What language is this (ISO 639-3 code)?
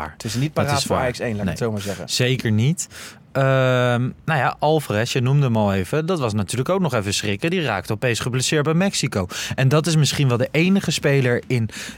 nld